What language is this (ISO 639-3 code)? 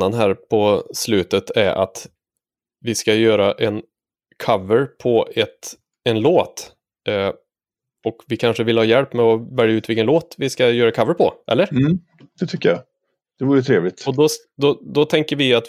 swe